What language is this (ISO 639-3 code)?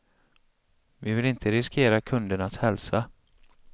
swe